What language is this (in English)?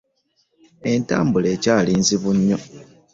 Ganda